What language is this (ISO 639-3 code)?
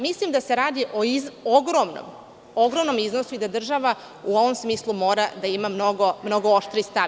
srp